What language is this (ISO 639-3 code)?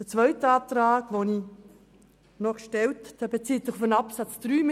gsw